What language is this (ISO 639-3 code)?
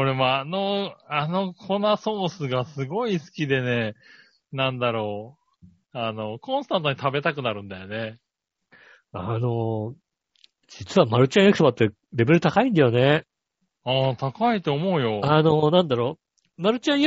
jpn